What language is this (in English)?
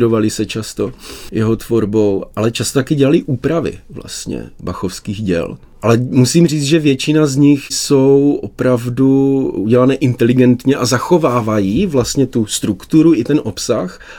Czech